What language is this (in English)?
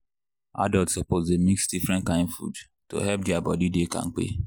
Nigerian Pidgin